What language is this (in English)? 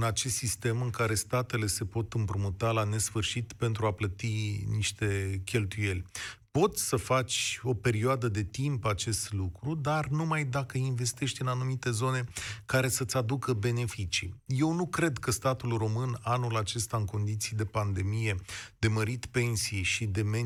Romanian